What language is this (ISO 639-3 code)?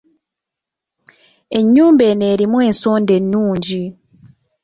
lug